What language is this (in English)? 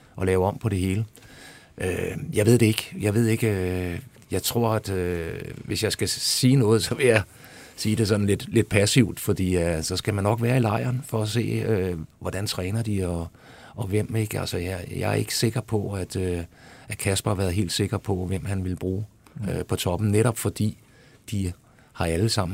Danish